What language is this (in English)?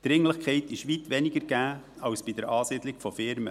Swiss German